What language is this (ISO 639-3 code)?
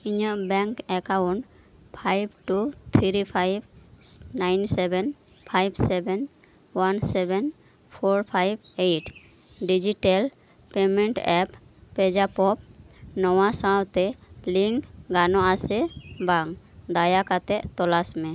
sat